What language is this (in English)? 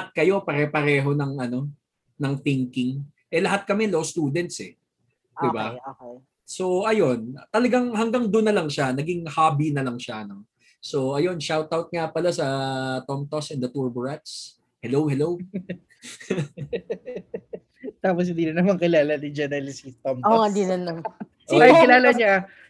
Filipino